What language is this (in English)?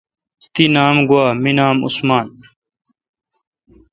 Kalkoti